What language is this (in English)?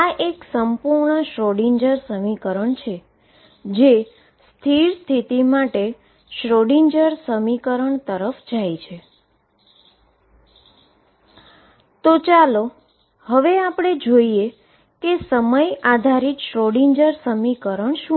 Gujarati